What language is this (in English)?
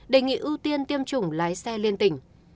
Vietnamese